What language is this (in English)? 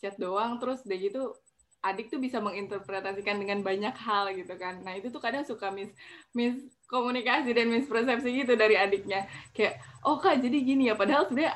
Indonesian